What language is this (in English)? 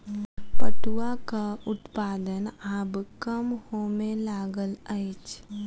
Maithili